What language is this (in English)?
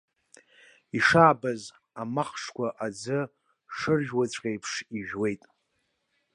Abkhazian